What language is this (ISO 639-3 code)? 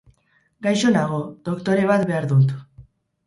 eus